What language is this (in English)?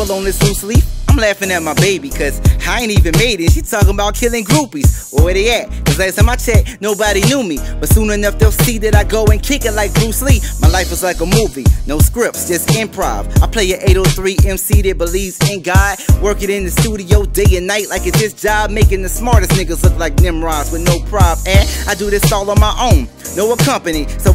English